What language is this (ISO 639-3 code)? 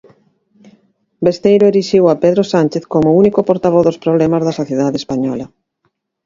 glg